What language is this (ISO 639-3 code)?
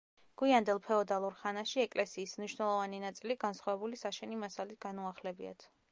kat